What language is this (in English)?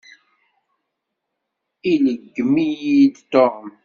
Kabyle